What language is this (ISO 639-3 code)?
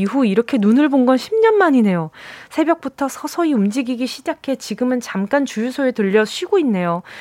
kor